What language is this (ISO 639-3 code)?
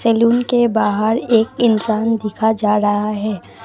hin